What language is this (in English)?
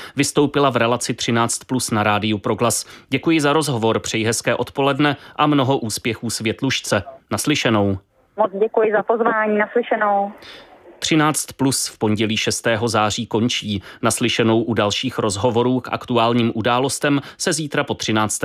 Czech